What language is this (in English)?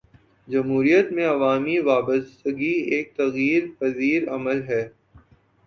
Urdu